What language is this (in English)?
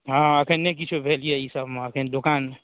Maithili